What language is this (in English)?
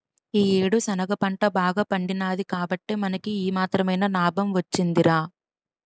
Telugu